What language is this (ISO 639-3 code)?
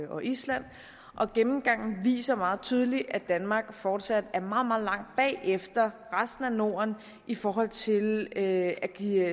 dan